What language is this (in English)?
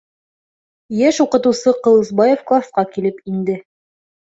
Bashkir